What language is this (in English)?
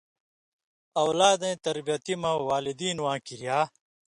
Indus Kohistani